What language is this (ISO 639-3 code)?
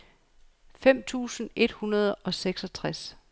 dan